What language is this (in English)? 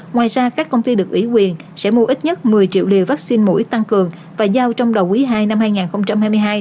Vietnamese